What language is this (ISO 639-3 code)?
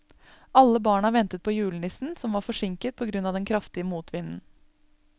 nor